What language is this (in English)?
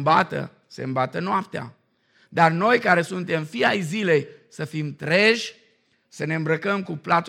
Romanian